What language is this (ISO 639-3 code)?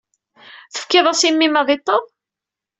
kab